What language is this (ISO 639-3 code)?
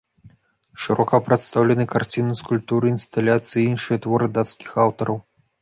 bel